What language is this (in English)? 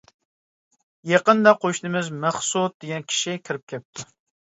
Uyghur